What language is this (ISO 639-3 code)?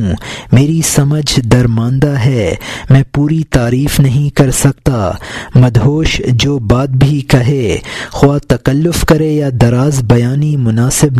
urd